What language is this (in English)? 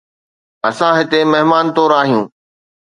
Sindhi